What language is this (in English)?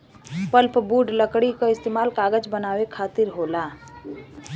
Bhojpuri